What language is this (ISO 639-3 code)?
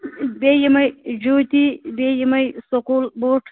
kas